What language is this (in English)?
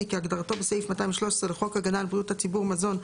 Hebrew